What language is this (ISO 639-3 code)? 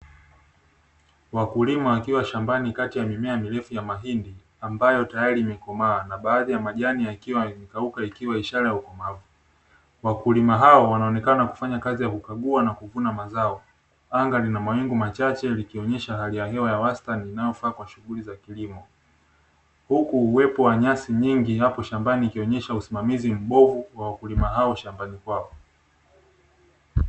swa